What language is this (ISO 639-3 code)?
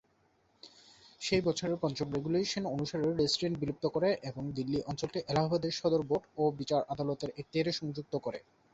ben